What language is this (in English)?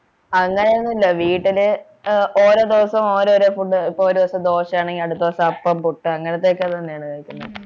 Malayalam